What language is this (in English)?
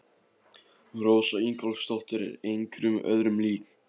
Icelandic